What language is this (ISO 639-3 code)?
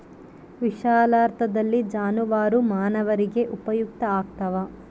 kan